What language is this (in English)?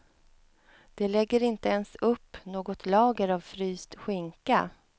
Swedish